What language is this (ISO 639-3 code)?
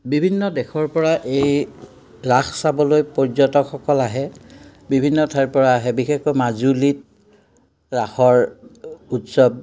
asm